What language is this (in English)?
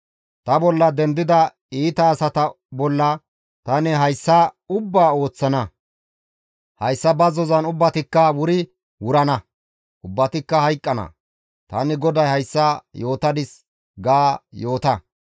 Gamo